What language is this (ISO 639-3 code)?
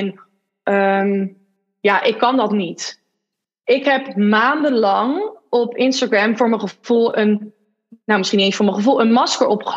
nld